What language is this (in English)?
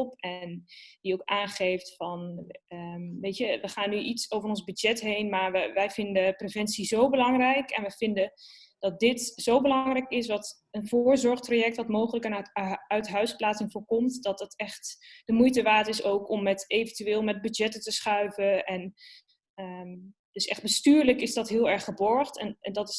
Dutch